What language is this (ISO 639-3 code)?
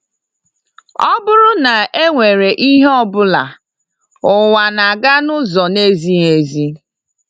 ibo